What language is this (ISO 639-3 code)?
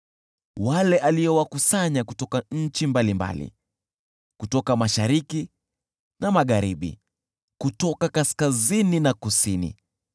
swa